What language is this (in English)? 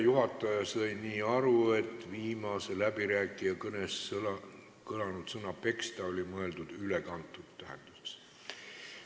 Estonian